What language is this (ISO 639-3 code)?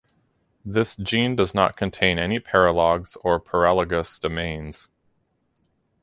eng